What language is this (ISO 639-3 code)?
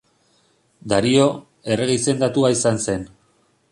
eus